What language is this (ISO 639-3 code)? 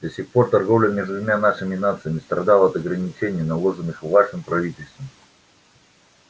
rus